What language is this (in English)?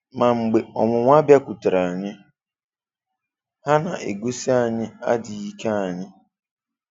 Igbo